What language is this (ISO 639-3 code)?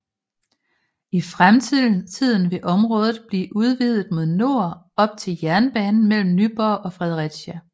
dan